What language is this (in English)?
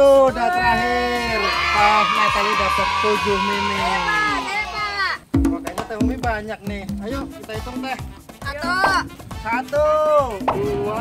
Indonesian